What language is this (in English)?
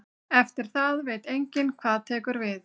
Icelandic